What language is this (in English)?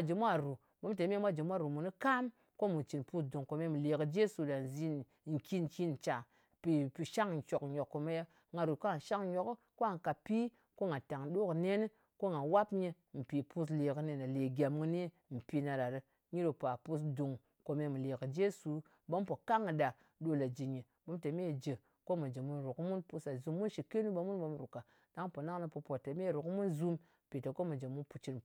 Ngas